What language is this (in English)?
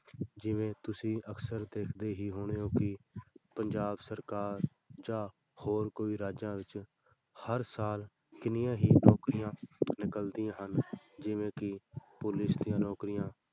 Punjabi